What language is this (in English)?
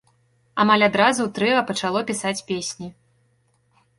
Belarusian